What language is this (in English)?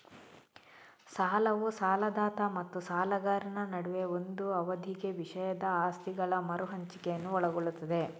Kannada